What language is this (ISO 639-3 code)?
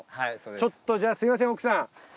jpn